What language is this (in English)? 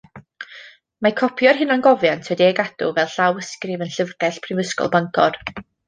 Welsh